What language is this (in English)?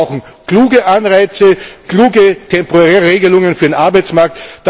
German